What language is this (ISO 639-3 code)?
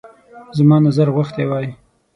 pus